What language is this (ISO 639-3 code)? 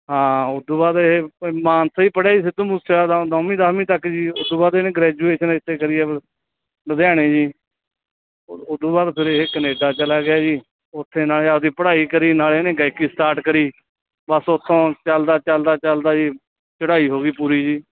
pan